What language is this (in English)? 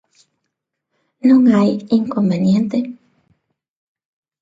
Galician